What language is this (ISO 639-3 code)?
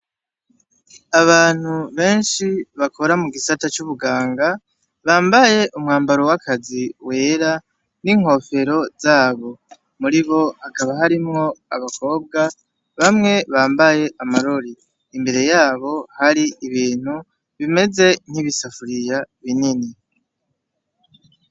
run